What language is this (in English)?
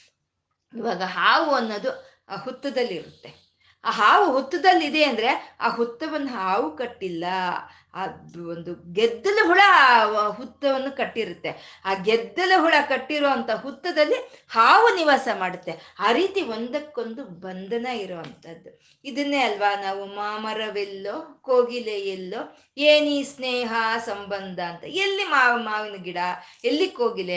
Kannada